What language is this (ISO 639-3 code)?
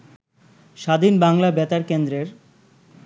ben